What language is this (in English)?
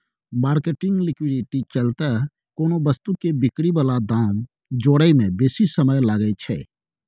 Maithili